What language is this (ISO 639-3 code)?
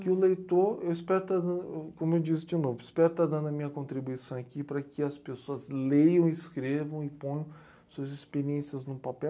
por